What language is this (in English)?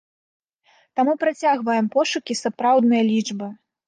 Belarusian